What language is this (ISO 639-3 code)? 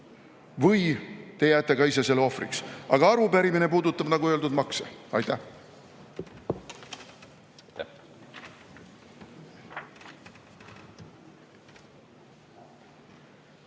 est